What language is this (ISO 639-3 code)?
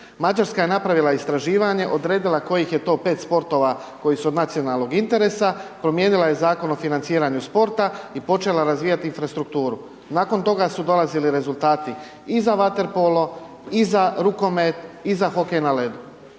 hrv